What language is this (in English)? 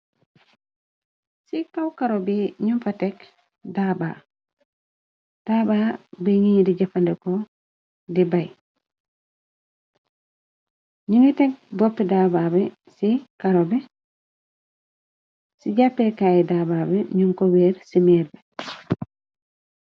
Wolof